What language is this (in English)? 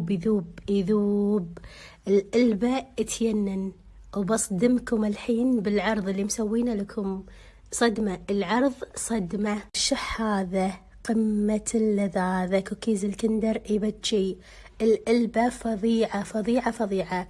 Arabic